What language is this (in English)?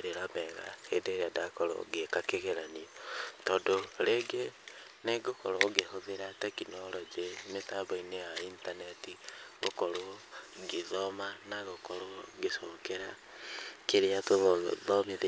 Kikuyu